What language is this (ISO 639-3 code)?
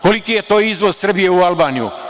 srp